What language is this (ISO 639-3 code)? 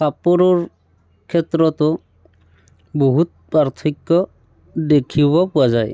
asm